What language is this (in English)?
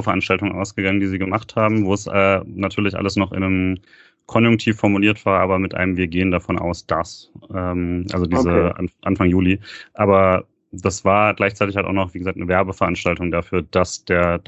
German